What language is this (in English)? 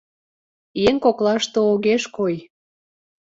Mari